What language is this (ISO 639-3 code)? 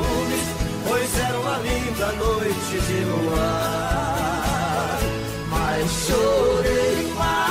por